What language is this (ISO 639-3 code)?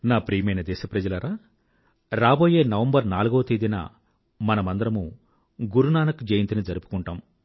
tel